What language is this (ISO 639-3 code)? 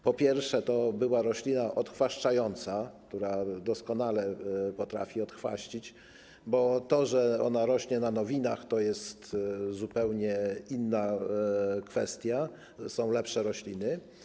pol